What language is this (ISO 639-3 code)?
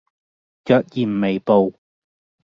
yue